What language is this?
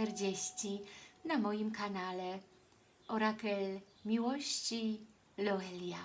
Polish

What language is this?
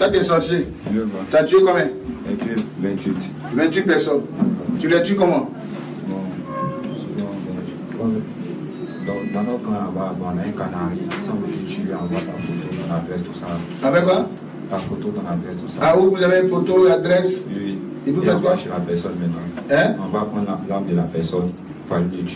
French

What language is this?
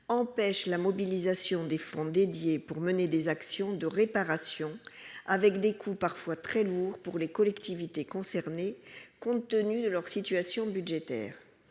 French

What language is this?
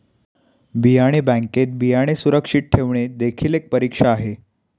Marathi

